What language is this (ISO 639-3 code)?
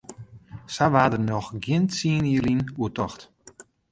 fry